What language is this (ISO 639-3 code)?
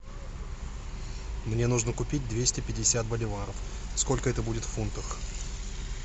rus